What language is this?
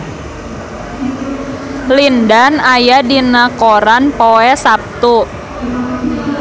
Sundanese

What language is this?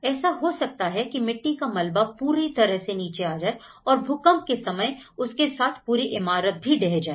Hindi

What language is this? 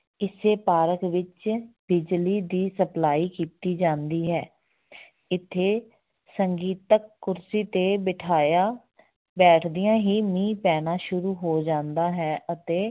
Punjabi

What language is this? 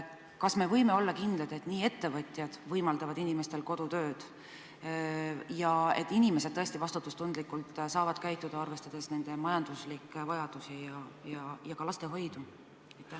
Estonian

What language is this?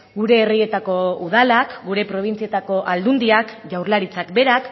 Basque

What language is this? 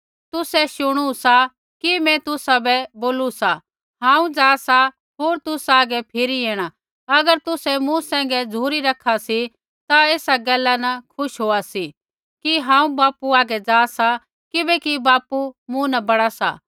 Kullu Pahari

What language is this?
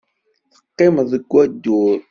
Kabyle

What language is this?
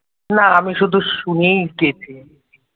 Bangla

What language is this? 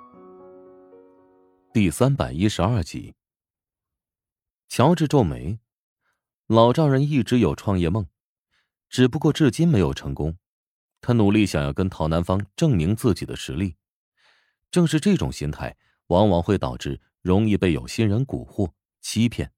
Chinese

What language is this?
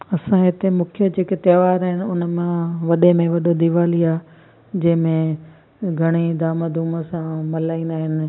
Sindhi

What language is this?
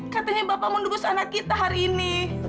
Indonesian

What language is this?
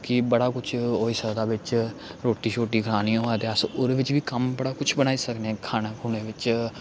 Dogri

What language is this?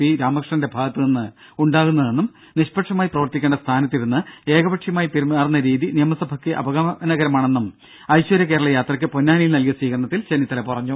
Malayalam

